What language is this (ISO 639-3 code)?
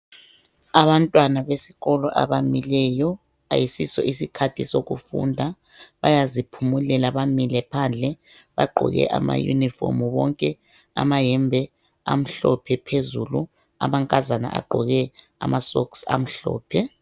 nde